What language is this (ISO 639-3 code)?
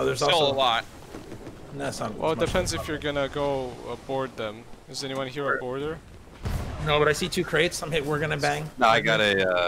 eng